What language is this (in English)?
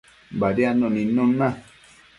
Matsés